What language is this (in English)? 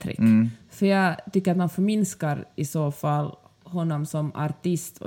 Swedish